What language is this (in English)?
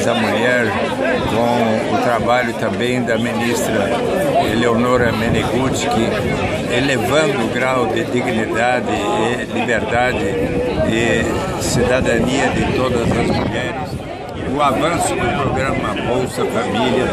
Portuguese